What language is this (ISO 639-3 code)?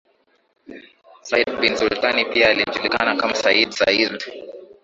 swa